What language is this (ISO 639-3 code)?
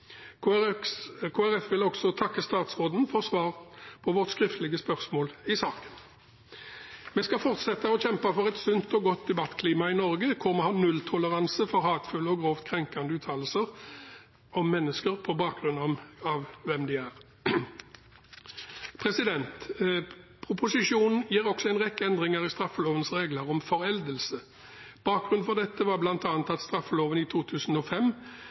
nob